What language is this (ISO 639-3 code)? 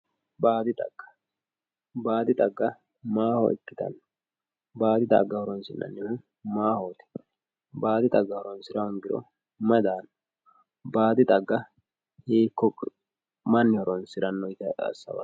sid